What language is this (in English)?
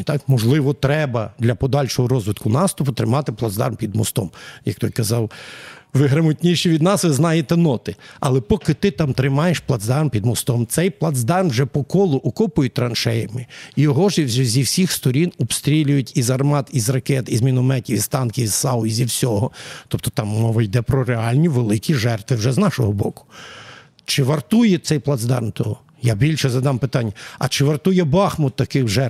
Ukrainian